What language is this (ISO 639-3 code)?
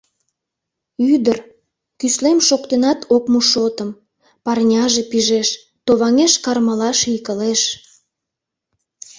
chm